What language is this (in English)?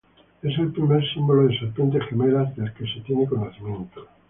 Spanish